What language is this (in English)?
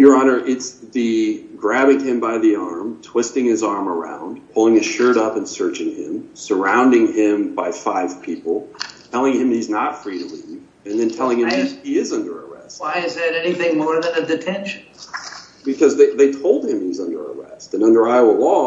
English